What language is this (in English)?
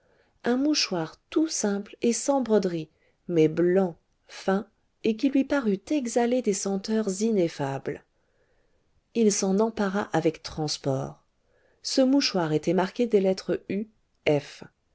French